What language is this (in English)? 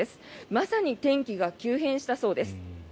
Japanese